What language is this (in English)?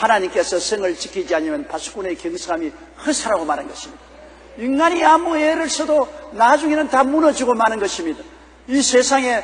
Korean